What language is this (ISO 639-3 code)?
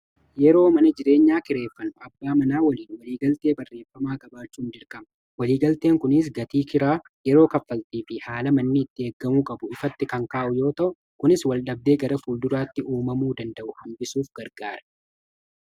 orm